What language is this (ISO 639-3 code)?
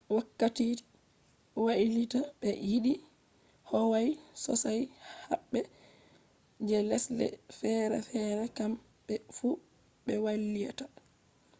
ful